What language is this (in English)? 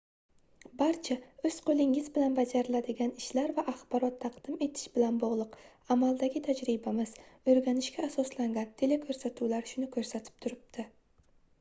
Uzbek